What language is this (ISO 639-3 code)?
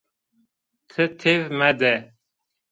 zza